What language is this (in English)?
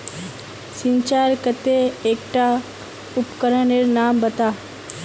Magahi